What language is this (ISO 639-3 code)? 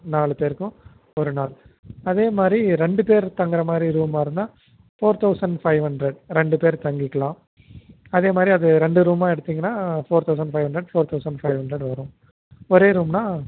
tam